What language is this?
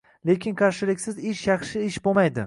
Uzbek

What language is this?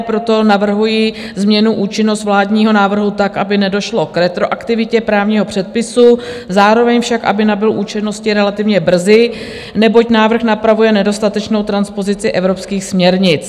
Czech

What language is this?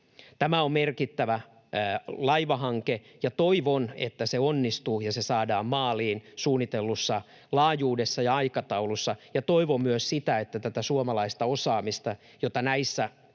Finnish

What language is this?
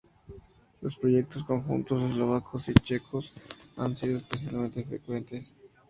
Spanish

